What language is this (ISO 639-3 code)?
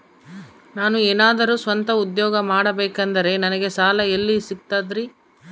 kan